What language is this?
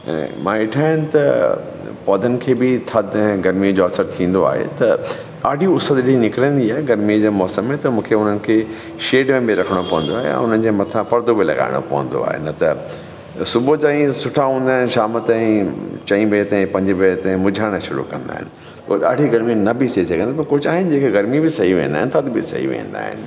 Sindhi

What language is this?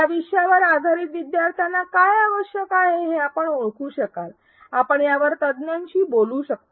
Marathi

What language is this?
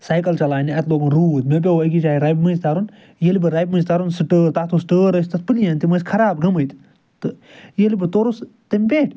Kashmiri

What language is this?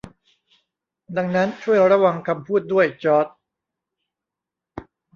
Thai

